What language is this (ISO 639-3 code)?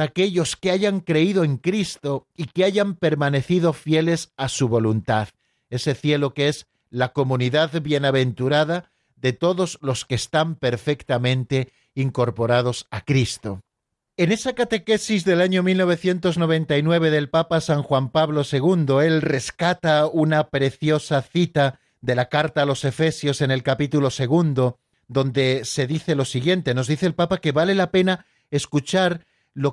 spa